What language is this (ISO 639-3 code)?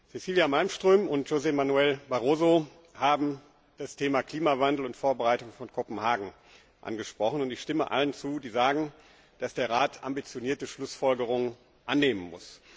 deu